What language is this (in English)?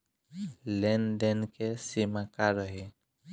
Bhojpuri